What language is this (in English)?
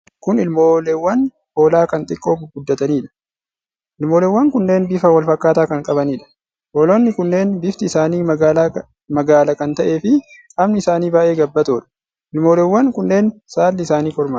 Oromo